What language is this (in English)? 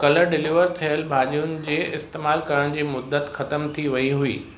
Sindhi